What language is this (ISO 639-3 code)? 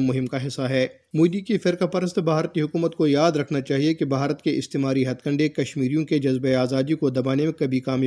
urd